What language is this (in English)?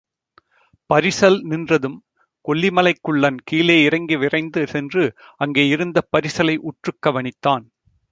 Tamil